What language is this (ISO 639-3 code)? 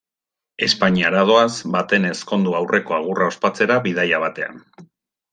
eus